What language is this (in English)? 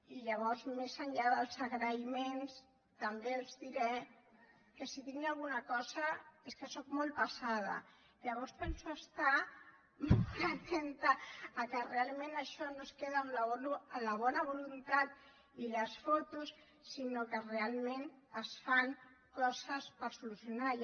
Catalan